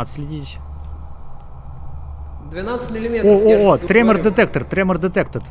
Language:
Russian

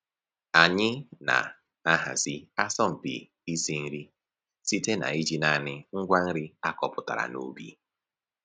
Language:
Igbo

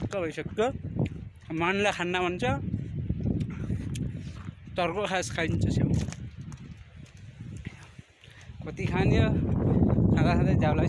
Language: Arabic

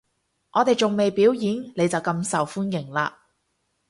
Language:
Cantonese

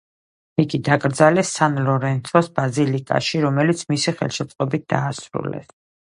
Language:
Georgian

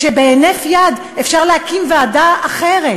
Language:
Hebrew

